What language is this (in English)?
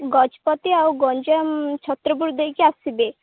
Odia